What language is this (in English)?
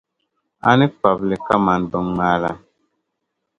Dagbani